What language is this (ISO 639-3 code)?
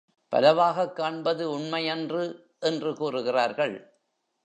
tam